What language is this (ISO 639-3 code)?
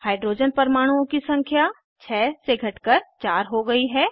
hin